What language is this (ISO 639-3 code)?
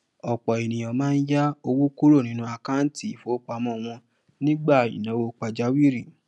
yor